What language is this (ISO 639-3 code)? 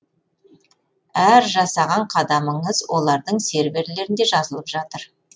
kaz